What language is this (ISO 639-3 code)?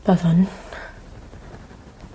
cym